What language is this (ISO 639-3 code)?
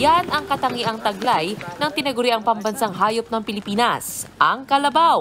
fil